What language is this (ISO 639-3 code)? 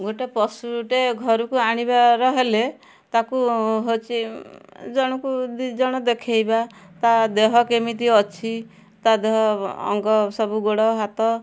ori